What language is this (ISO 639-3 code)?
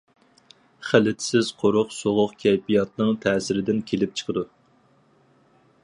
uig